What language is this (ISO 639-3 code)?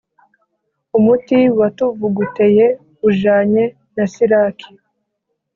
kin